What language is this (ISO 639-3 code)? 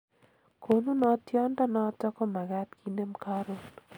kln